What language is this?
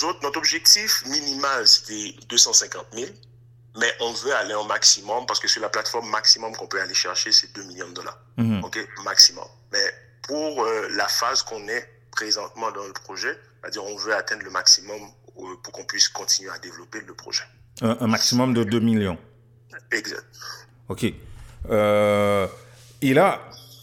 French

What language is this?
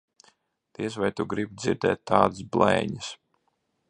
Latvian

